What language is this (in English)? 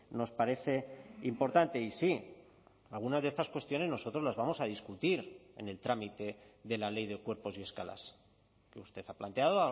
Spanish